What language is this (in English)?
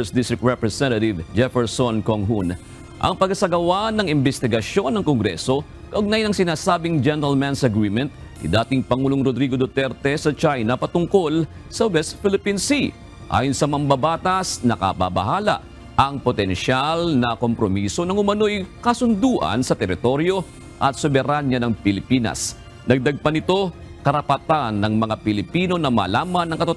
Filipino